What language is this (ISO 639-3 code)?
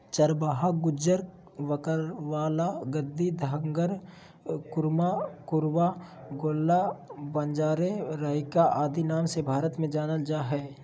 mag